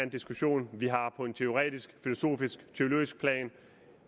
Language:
Danish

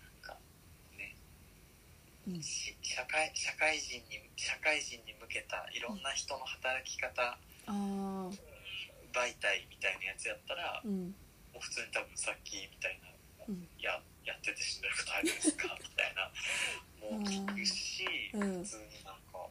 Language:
Japanese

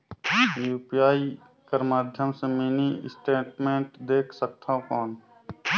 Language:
Chhattisgarhi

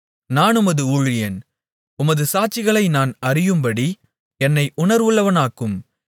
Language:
Tamil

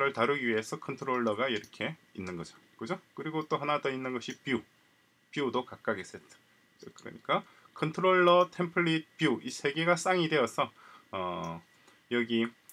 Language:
Korean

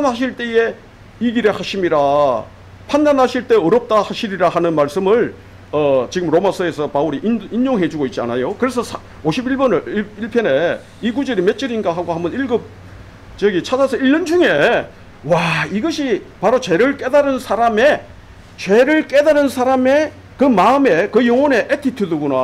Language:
Korean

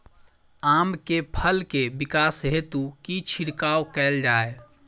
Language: Maithili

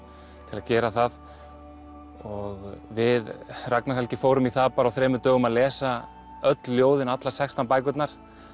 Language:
Icelandic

